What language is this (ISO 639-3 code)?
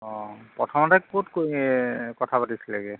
asm